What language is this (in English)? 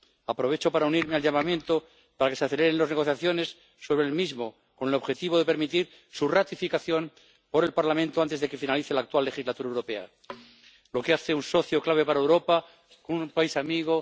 Spanish